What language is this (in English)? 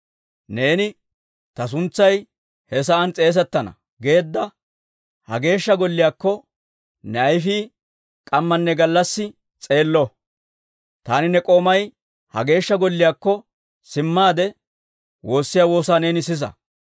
Dawro